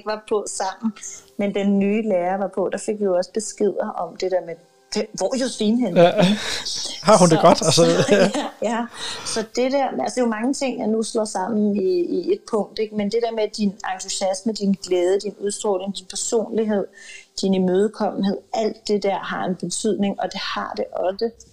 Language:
Danish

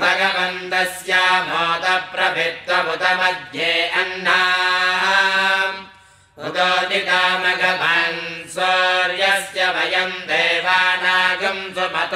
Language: Hindi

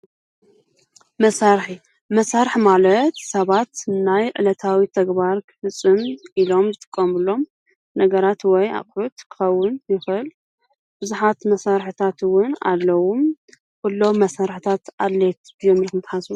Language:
Tigrinya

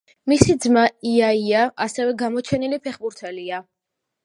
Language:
Georgian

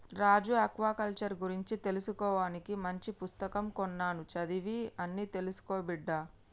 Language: Telugu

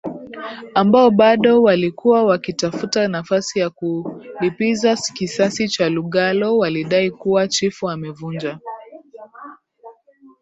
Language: Swahili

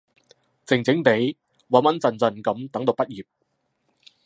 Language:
Cantonese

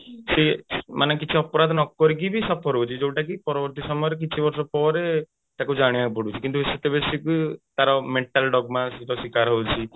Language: Odia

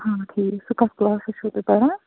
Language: Kashmiri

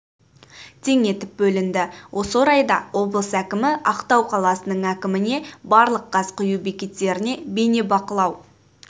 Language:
Kazakh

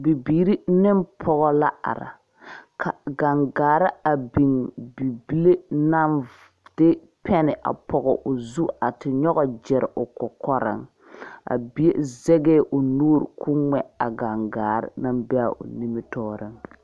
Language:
Southern Dagaare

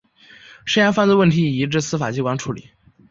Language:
Chinese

